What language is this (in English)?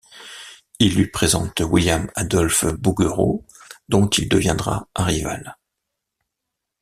French